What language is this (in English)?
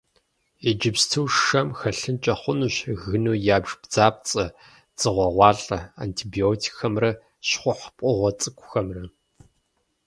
Kabardian